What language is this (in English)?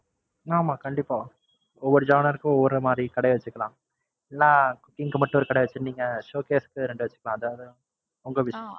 Tamil